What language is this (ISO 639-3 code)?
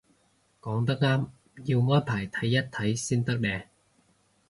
yue